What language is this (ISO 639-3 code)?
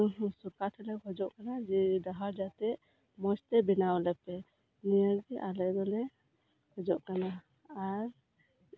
sat